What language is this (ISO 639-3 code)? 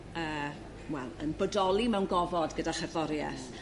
cym